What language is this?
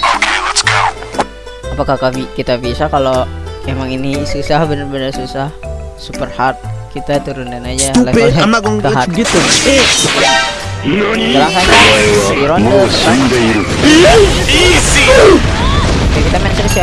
Indonesian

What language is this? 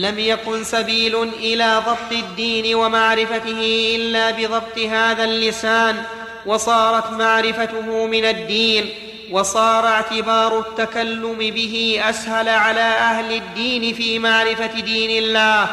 Arabic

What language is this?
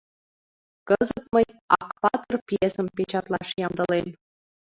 Mari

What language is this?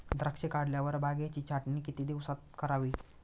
Marathi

